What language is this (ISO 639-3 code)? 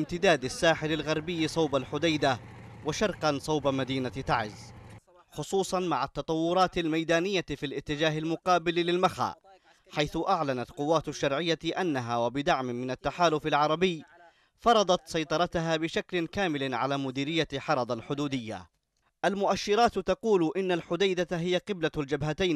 ara